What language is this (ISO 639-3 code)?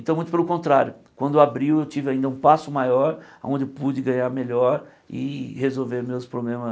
por